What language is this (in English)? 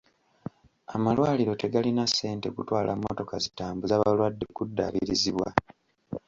Ganda